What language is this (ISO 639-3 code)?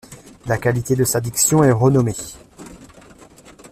fra